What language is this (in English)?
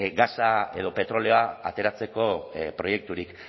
Basque